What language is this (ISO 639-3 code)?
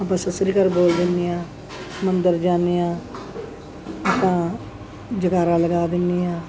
pan